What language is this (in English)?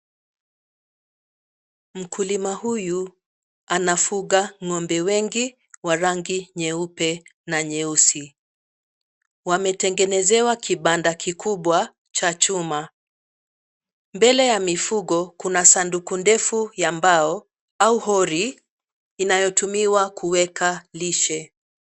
Swahili